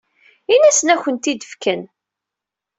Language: Kabyle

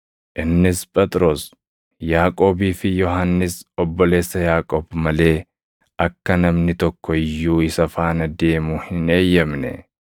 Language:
Oromo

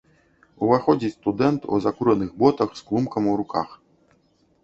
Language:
Belarusian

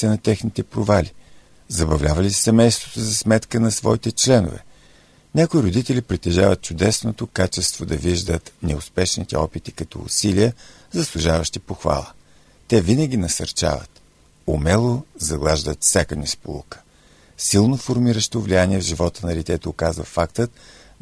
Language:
Bulgarian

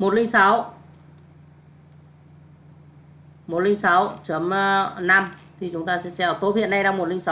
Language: Vietnamese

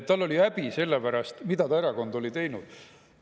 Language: Estonian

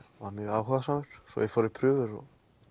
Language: Icelandic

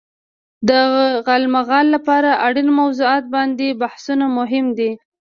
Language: Pashto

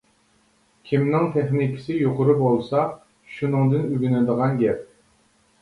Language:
Uyghur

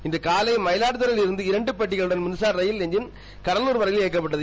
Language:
Tamil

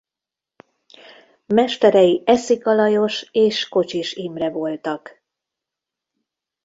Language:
Hungarian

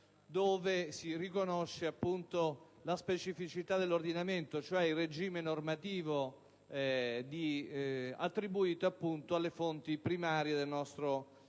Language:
Italian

